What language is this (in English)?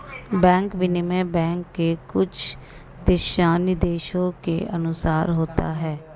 Hindi